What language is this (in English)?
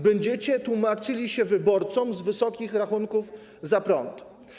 Polish